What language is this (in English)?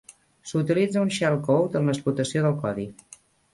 Catalan